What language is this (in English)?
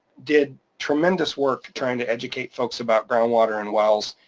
English